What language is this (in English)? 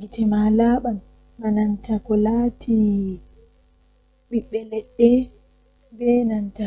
Western Niger Fulfulde